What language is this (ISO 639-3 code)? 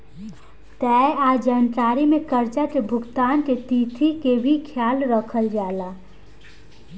bho